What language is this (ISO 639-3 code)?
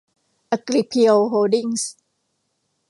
tha